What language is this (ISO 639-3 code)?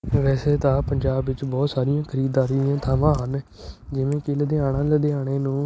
pan